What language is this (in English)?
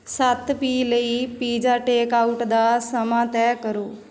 Punjabi